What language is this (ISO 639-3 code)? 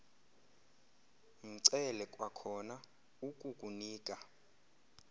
xho